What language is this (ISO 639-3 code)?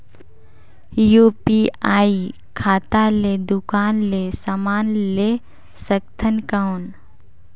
hne